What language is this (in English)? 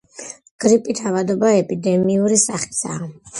Georgian